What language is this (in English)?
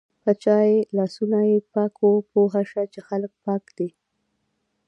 Pashto